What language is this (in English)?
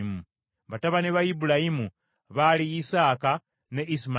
Ganda